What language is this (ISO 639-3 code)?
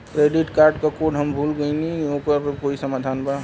bho